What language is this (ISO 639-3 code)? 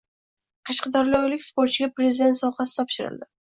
uzb